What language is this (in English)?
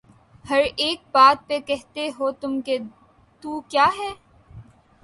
Urdu